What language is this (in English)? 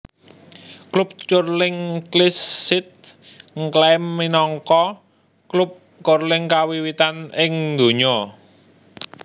Javanese